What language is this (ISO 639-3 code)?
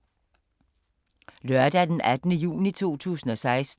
dan